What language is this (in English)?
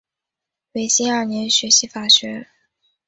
Chinese